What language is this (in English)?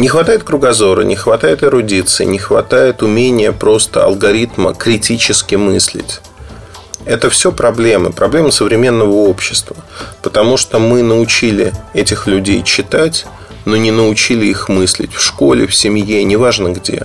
Russian